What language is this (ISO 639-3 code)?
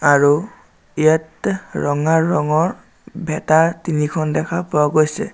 asm